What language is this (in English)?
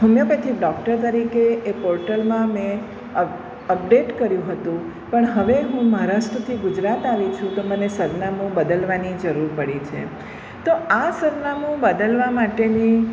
Gujarati